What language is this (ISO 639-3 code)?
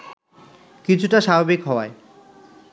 ben